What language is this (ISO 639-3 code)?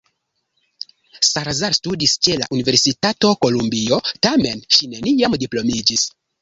epo